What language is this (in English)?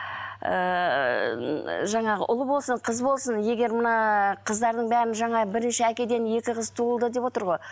Kazakh